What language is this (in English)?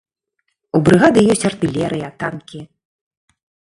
Belarusian